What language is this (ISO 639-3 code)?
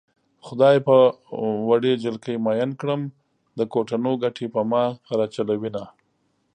pus